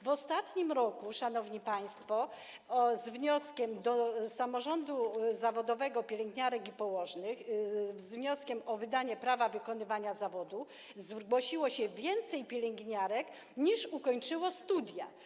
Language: Polish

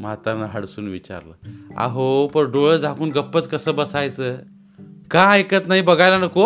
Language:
Marathi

